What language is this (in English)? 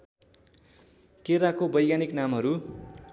Nepali